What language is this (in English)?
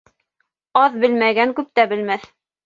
Bashkir